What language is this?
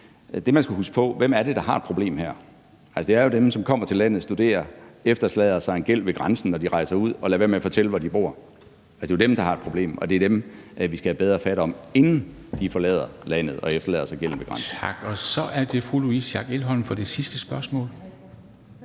Danish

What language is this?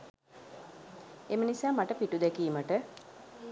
Sinhala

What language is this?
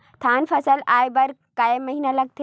Chhattisgarhi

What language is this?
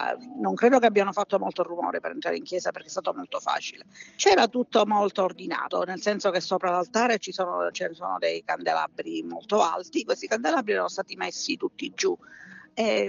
Italian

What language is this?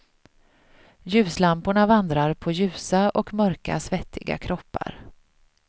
Swedish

